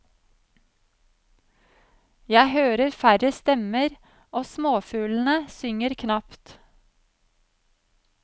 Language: Norwegian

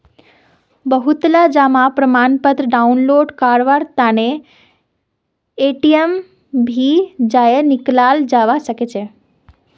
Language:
Magahi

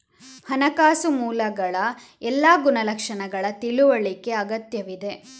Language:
Kannada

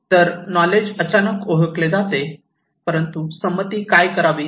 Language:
Marathi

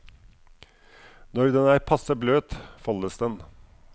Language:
Norwegian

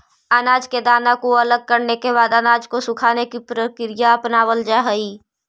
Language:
Magahi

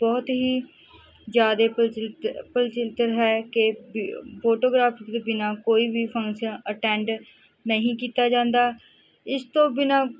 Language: Punjabi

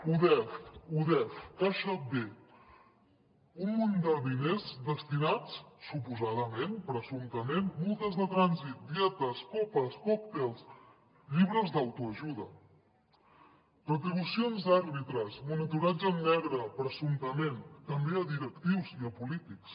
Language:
Catalan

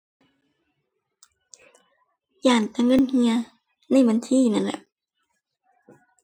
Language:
Thai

